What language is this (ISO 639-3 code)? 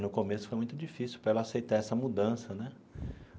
por